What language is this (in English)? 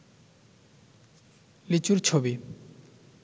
Bangla